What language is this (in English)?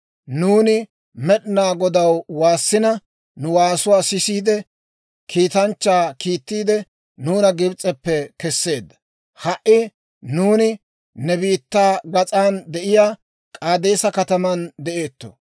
Dawro